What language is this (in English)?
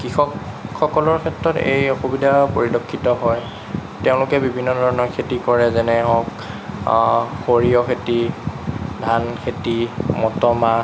Assamese